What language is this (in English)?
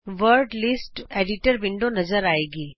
Punjabi